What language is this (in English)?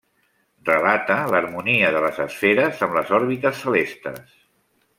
Catalan